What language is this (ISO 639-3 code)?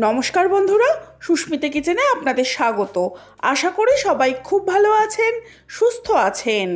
ben